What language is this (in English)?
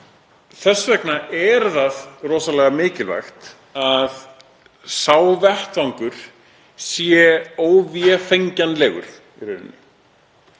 Icelandic